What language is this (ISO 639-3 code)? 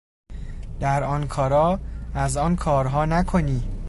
fas